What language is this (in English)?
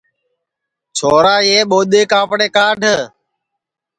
Sansi